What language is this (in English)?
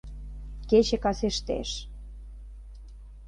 Mari